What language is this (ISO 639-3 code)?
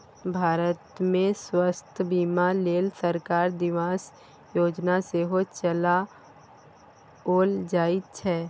mai